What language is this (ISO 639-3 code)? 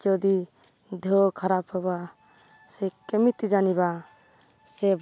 ori